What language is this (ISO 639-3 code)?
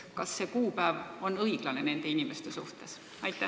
est